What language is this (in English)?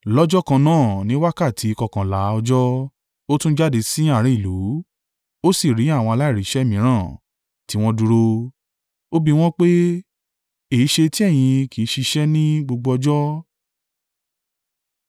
Yoruba